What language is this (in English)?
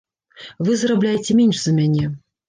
Belarusian